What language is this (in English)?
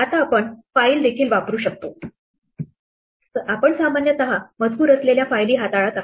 Marathi